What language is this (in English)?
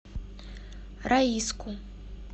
Russian